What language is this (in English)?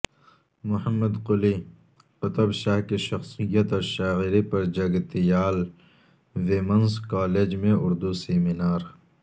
Urdu